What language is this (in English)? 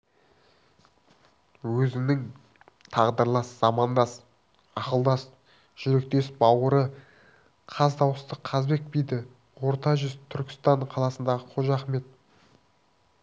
Kazakh